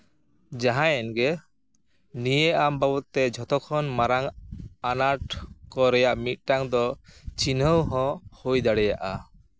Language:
Santali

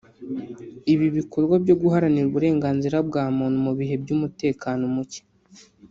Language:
Kinyarwanda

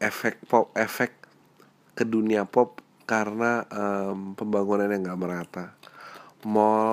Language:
Indonesian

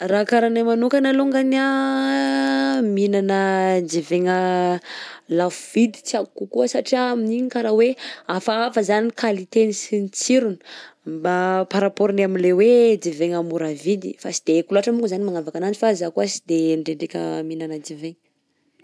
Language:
Southern Betsimisaraka Malagasy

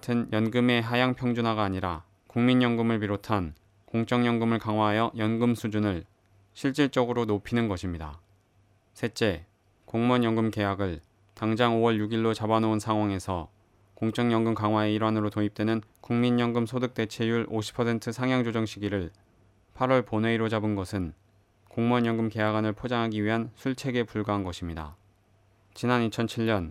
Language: Korean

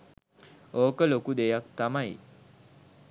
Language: Sinhala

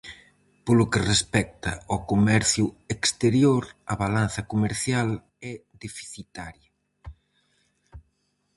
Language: Galician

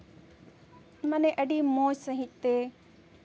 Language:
Santali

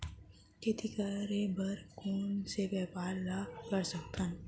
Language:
Chhattisgarhi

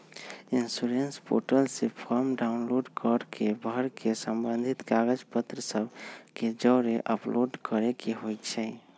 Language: Magahi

